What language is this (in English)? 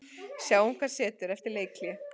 Icelandic